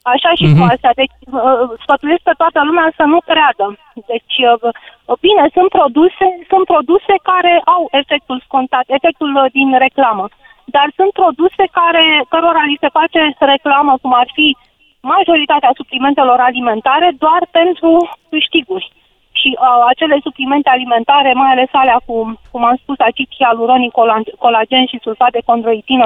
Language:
Romanian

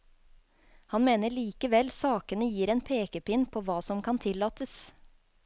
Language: Norwegian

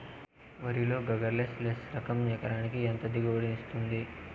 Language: Telugu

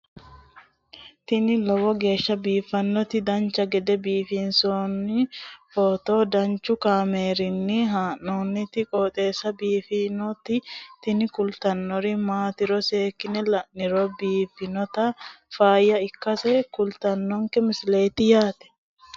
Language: Sidamo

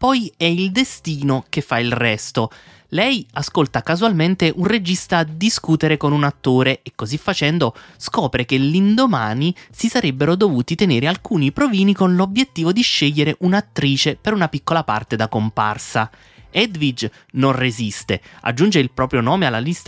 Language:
Italian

